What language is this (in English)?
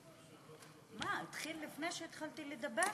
Hebrew